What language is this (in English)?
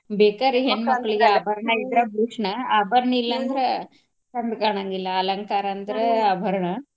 Kannada